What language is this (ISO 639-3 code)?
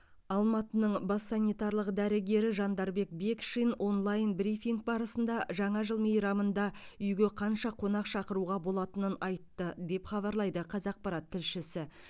kaz